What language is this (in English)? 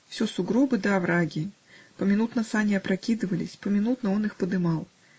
Russian